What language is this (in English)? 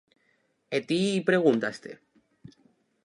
Galician